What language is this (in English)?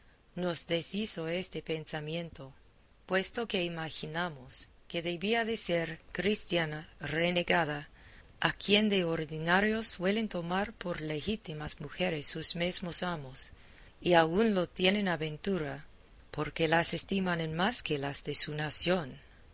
Spanish